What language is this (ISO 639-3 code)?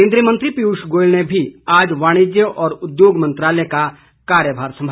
hin